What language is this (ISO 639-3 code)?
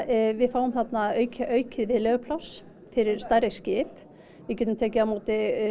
isl